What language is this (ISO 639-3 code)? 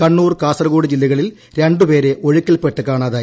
mal